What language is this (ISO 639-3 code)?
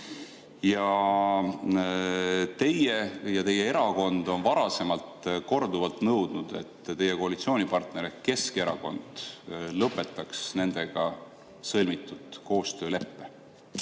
est